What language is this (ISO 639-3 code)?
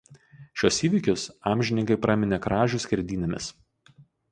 lit